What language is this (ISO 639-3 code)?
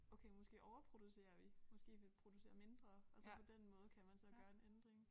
dan